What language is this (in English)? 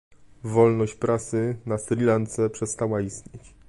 Polish